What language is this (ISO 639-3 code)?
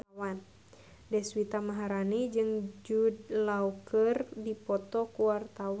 sun